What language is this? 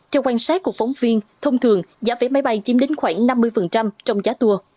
Vietnamese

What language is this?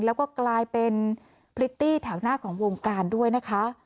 Thai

